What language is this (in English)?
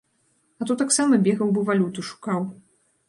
Belarusian